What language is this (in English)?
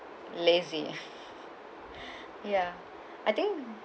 English